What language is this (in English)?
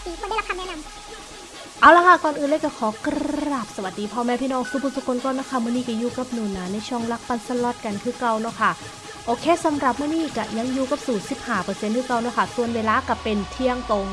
Thai